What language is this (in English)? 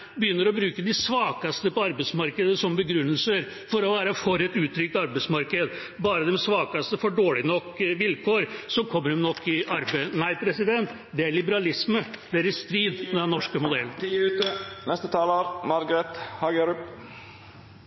Norwegian Bokmål